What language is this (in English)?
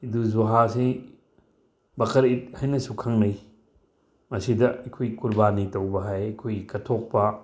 Manipuri